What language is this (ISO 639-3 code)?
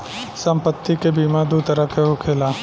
bho